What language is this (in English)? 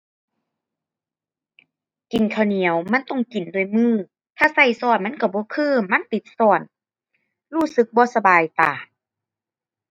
Thai